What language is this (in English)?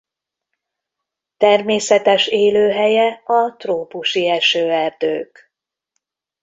Hungarian